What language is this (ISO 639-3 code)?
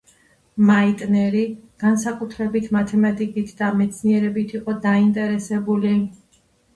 kat